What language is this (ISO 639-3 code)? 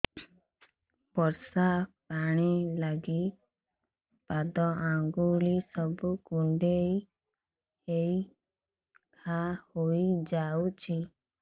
ori